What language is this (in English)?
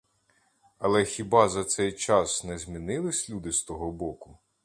Ukrainian